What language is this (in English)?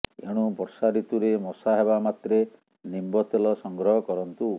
Odia